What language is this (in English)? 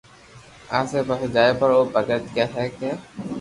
Loarki